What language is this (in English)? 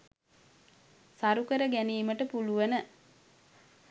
Sinhala